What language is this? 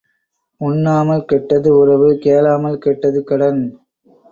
Tamil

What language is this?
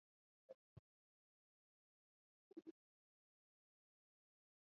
Swahili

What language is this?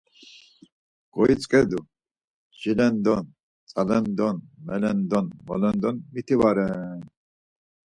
Laz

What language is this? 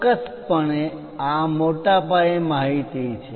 Gujarati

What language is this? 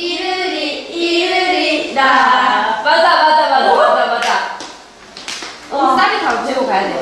Korean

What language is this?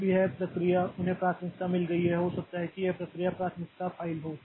Hindi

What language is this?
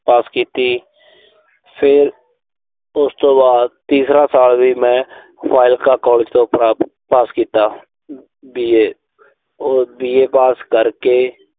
Punjabi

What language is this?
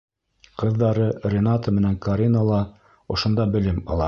Bashkir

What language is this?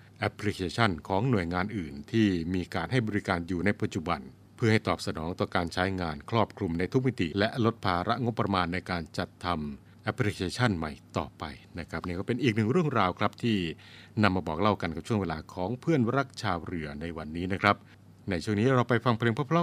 Thai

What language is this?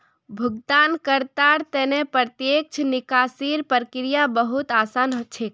Magahi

